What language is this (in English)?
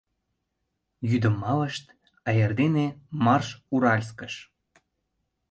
Mari